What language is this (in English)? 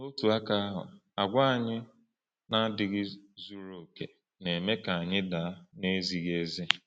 Igbo